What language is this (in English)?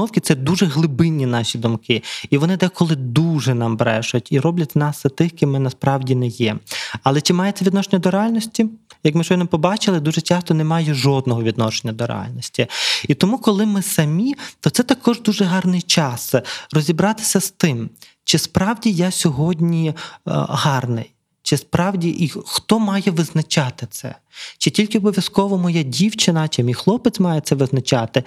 Ukrainian